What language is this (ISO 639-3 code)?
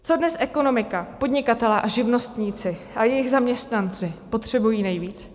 ces